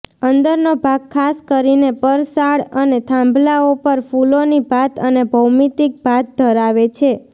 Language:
Gujarati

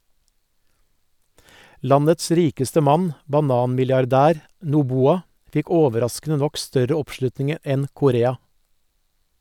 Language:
Norwegian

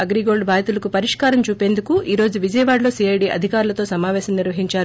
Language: Telugu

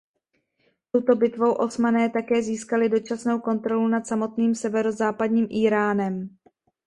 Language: Czech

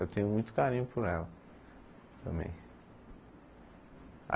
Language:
Portuguese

